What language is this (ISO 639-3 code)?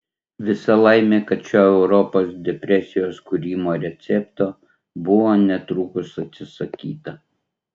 lit